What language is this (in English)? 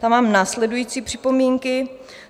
Czech